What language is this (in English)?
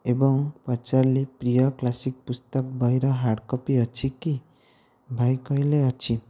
Odia